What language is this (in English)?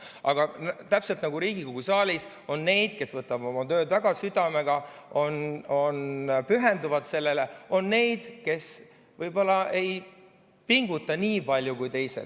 Estonian